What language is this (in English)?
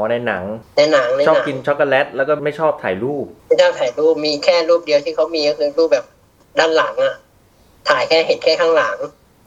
Thai